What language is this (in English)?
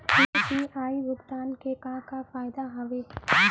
Chhattisgarhi